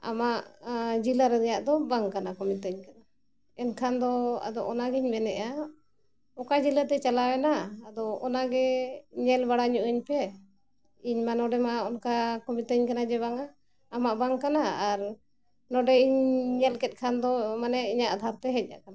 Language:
Santali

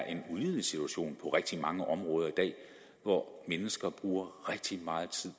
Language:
Danish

